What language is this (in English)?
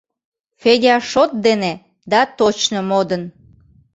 Mari